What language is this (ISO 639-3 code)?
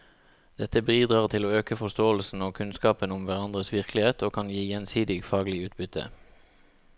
nor